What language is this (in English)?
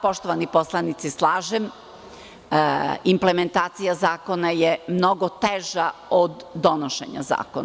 Serbian